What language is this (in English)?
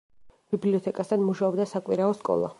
Georgian